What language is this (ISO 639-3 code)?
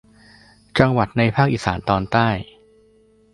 tha